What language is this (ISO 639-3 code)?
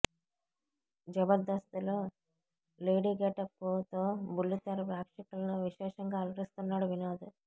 tel